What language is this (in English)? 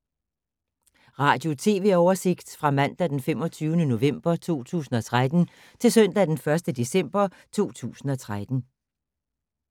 Danish